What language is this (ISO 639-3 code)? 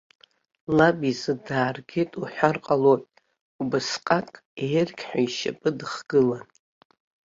abk